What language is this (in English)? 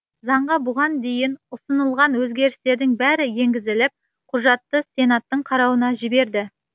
Kazakh